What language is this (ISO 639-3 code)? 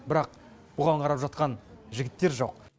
kaz